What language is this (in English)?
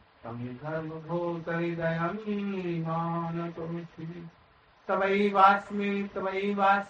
Hindi